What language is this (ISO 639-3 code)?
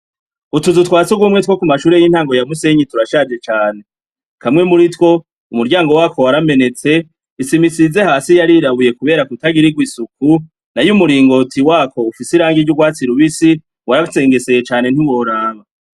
run